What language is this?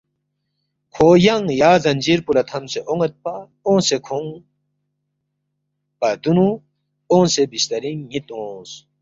Balti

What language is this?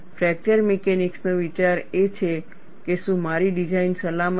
Gujarati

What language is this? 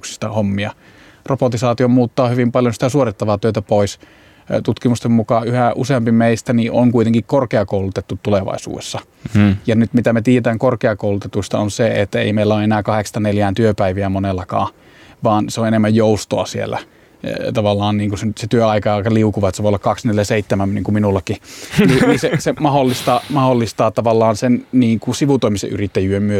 Finnish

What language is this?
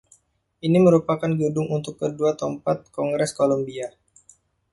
Indonesian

